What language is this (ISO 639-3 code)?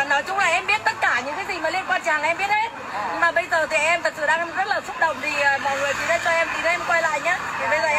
vie